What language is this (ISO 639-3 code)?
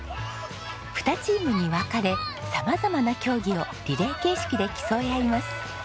jpn